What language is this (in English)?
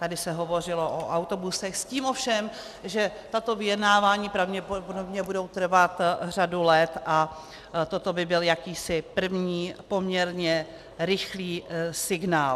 Czech